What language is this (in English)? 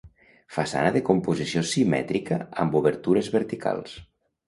Catalan